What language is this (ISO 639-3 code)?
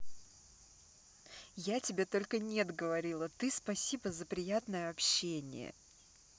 rus